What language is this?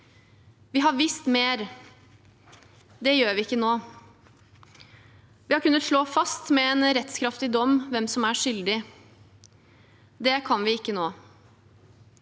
Norwegian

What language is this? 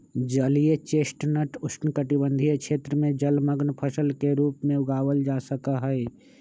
Magahi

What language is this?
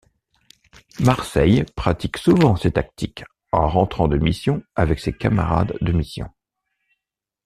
French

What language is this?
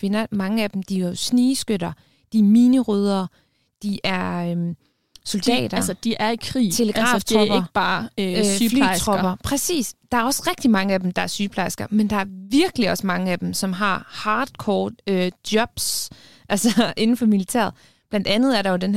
Danish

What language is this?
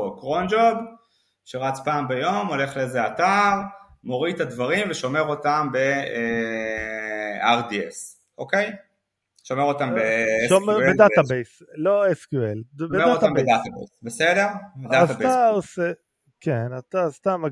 Hebrew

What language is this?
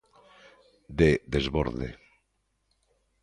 Galician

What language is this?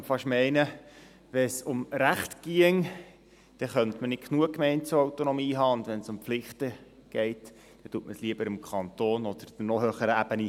Swiss German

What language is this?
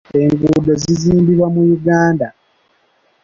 Ganda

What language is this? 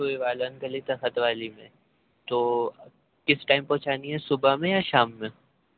Urdu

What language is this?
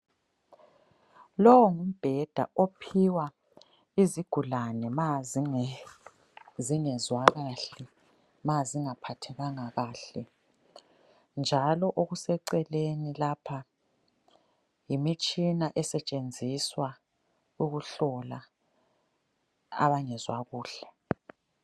North Ndebele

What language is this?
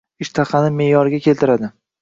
Uzbek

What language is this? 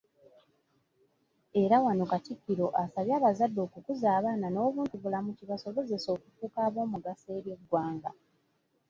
Ganda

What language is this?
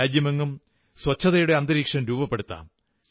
Malayalam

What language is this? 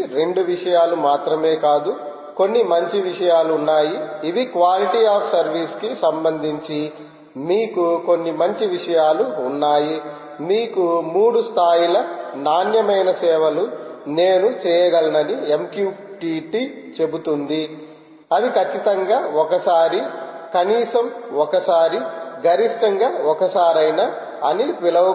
Telugu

